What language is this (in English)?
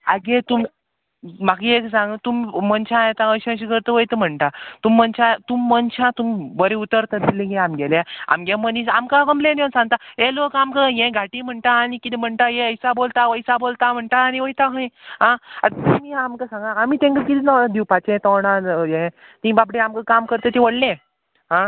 Konkani